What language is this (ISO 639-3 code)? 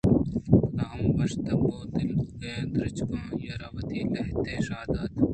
bgp